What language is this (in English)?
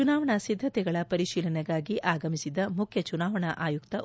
Kannada